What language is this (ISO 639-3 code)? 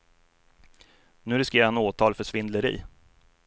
swe